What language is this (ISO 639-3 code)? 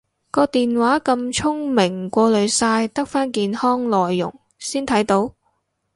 yue